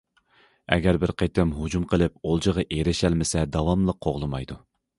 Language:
Uyghur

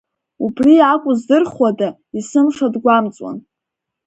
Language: Abkhazian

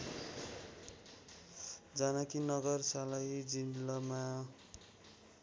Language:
Nepali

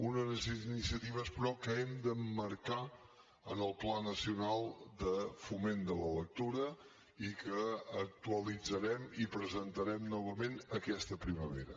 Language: Catalan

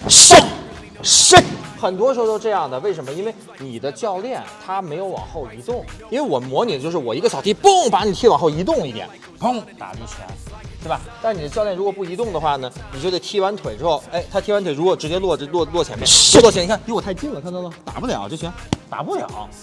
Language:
Chinese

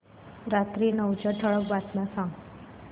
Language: Marathi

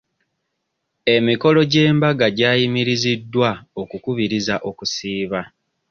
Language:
Ganda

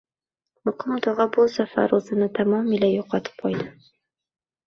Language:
Uzbek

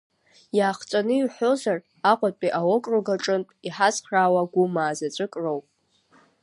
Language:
Abkhazian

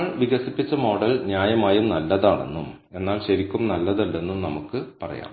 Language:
Malayalam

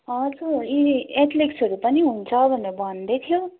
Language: Nepali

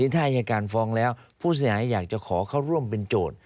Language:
Thai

